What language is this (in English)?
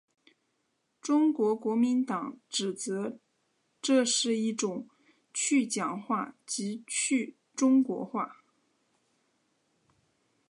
Chinese